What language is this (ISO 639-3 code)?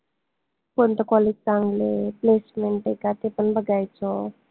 mar